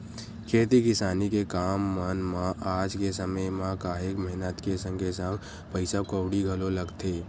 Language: Chhattisgarhi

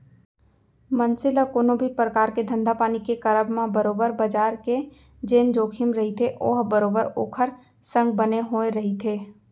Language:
Chhattisgarhi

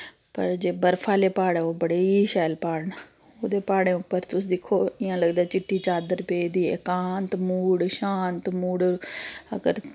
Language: Dogri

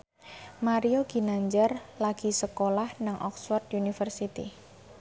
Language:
Javanese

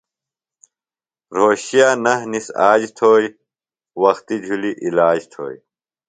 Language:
Phalura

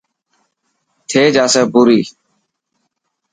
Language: Dhatki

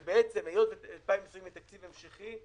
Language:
Hebrew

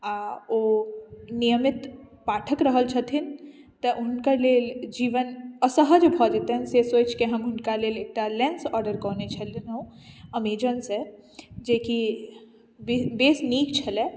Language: Maithili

